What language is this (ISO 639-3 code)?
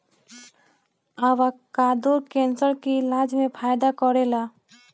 bho